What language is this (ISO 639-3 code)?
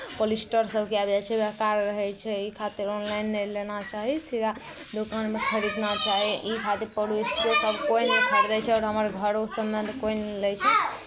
mai